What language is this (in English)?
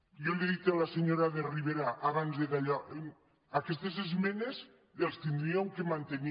Catalan